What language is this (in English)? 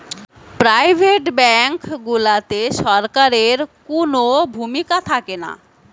Bangla